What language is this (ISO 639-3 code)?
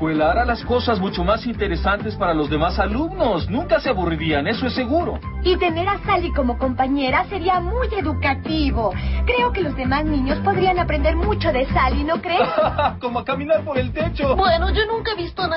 spa